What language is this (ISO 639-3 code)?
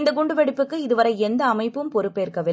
tam